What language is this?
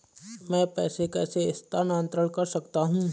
Hindi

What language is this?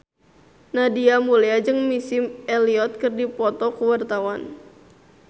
Sundanese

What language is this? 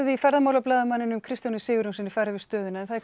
Icelandic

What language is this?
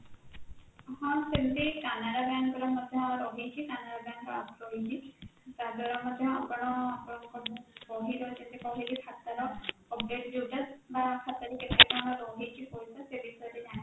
Odia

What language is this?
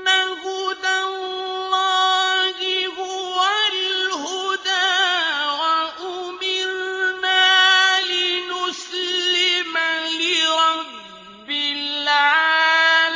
Arabic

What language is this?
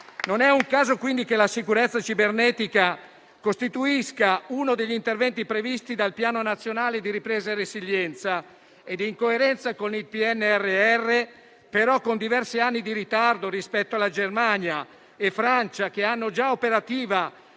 Italian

